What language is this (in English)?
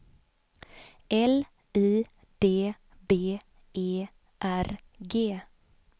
Swedish